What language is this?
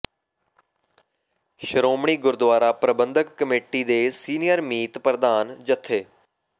Punjabi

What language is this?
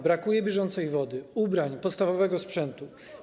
Polish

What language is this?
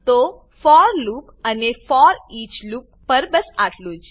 Gujarati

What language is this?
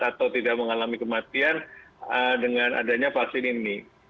Indonesian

